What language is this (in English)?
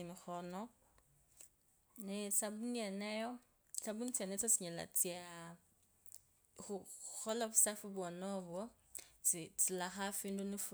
Kabras